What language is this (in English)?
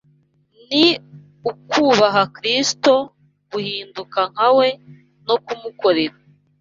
Kinyarwanda